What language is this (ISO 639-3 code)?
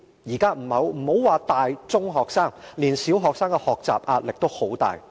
yue